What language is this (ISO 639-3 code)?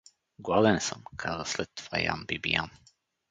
bul